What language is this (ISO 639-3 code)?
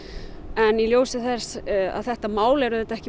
isl